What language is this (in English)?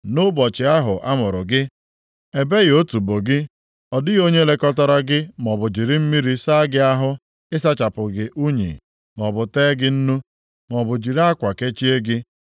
Igbo